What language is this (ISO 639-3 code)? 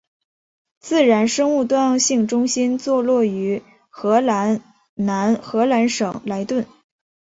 zho